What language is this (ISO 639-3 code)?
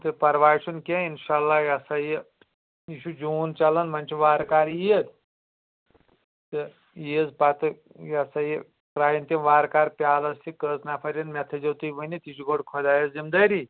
kas